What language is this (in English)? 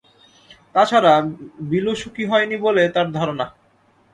Bangla